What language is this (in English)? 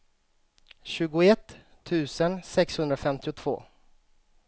Swedish